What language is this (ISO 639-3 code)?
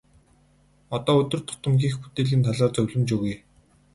mon